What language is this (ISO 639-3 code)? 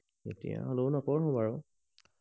asm